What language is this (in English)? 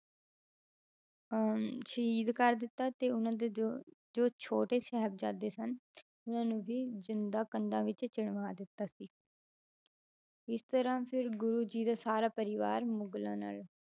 Punjabi